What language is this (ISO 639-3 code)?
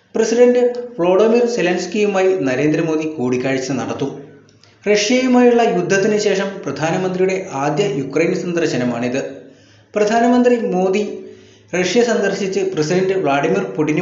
mal